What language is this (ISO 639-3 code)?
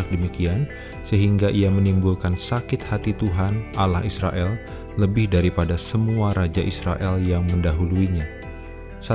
ind